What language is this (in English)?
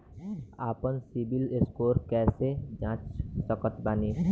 Bhojpuri